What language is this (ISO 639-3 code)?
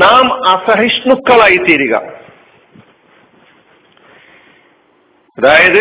mal